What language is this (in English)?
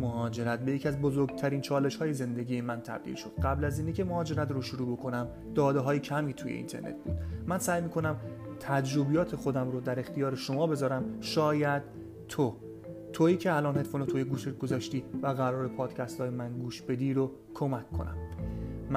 Persian